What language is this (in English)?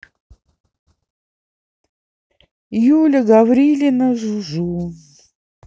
Russian